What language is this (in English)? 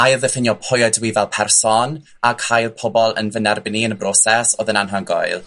Welsh